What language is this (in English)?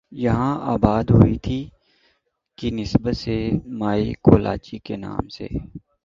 Urdu